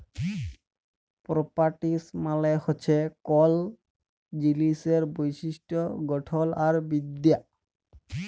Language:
Bangla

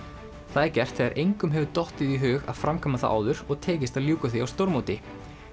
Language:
Icelandic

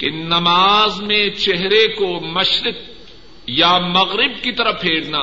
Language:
Urdu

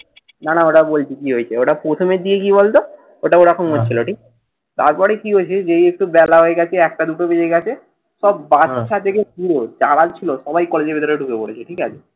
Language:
Bangla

